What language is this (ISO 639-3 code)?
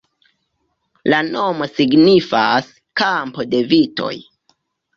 epo